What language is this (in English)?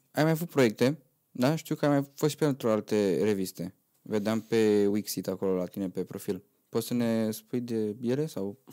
Romanian